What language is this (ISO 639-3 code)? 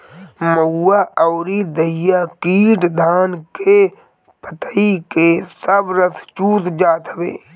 bho